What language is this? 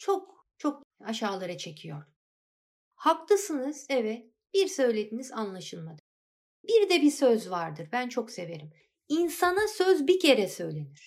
Turkish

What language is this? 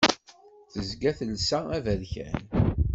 Kabyle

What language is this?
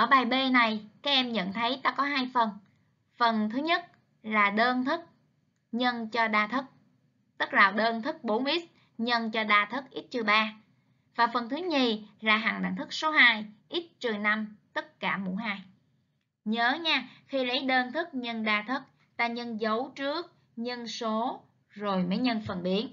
Vietnamese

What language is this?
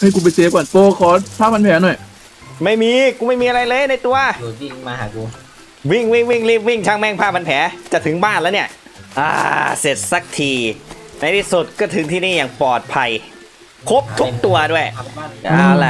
Thai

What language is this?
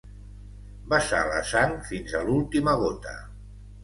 Catalan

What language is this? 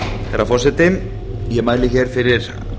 Icelandic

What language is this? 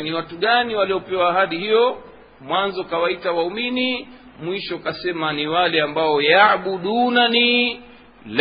Swahili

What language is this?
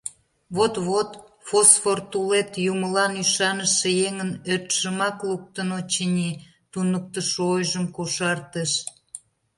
Mari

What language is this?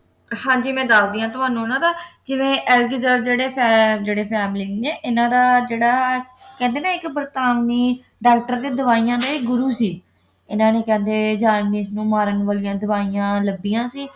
Punjabi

